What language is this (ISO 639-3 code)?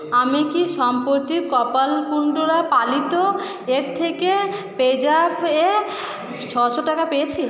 ben